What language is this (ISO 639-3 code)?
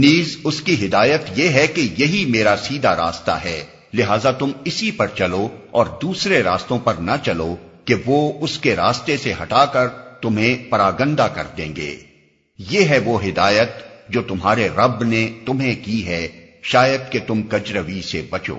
urd